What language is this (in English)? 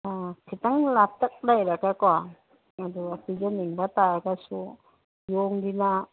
Manipuri